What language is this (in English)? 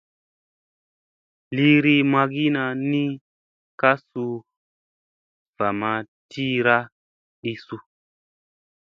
Musey